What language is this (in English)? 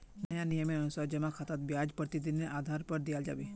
Magahi